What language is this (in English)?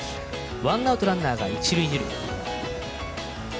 Japanese